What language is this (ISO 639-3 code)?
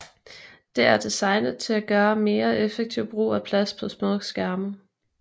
dan